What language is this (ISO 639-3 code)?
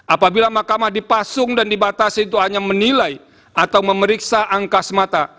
ind